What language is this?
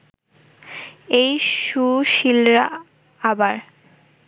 Bangla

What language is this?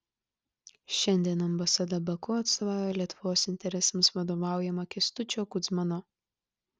Lithuanian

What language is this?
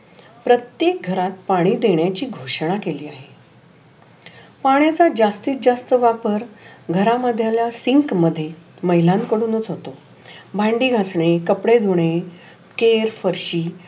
Marathi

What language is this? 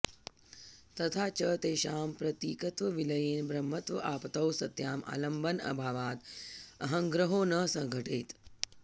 Sanskrit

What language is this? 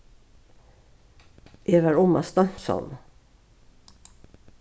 Faroese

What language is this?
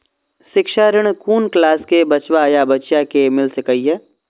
Maithili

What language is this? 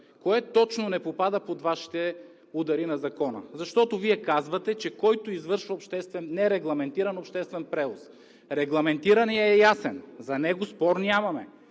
Bulgarian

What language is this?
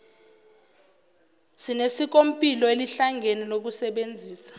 Zulu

